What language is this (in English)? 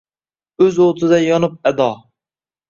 Uzbek